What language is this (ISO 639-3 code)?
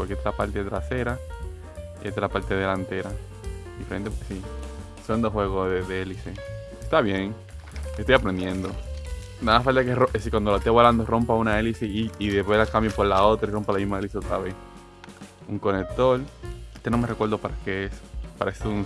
spa